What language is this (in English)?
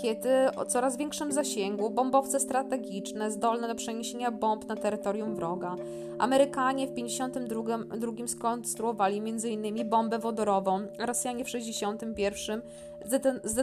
Polish